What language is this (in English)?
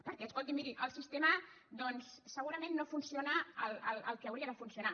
Catalan